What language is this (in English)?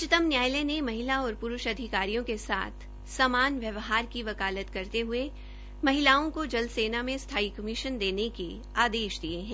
Hindi